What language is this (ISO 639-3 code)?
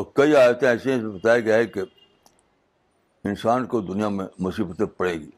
urd